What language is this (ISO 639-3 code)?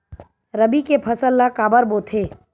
hne